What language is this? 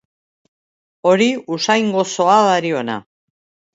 Basque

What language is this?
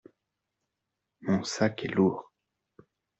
French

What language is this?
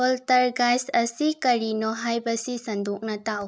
Manipuri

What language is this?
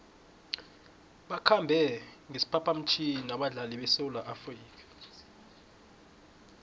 South Ndebele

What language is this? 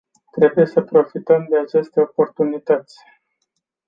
Romanian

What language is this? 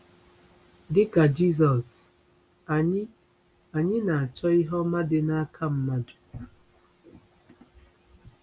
Igbo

